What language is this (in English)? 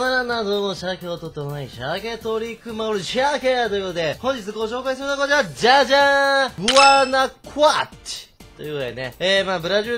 Japanese